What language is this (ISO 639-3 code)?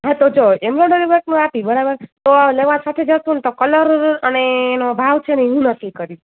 guj